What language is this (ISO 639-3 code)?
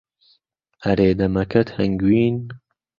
ckb